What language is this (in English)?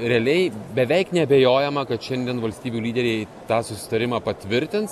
Lithuanian